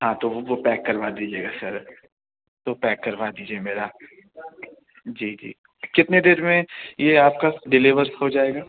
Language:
Urdu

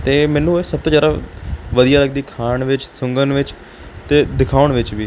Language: Punjabi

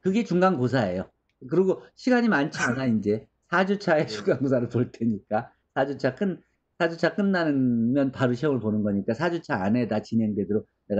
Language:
Korean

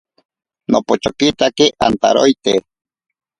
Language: Ashéninka Perené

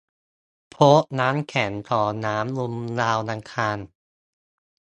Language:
Thai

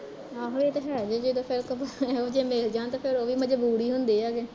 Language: Punjabi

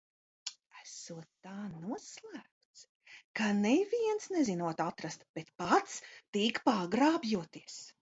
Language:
Latvian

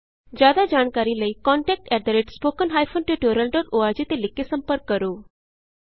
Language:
Punjabi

